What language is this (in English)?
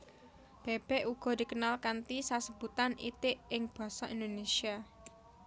Javanese